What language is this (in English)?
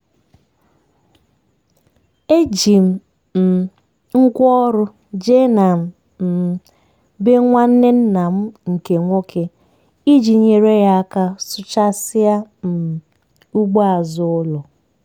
Igbo